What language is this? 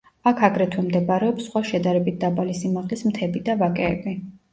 Georgian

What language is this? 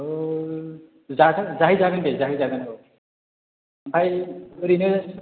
Bodo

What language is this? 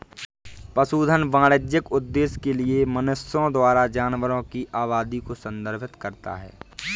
Hindi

